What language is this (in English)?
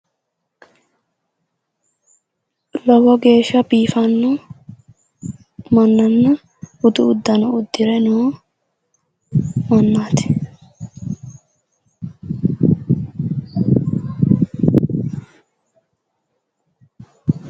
Sidamo